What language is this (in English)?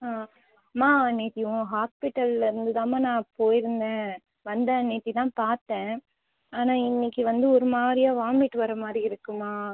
Tamil